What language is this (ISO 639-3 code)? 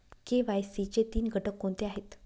mar